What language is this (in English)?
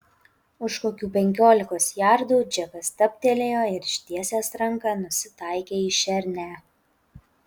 Lithuanian